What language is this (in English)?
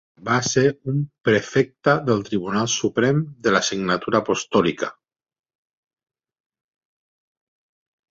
Catalan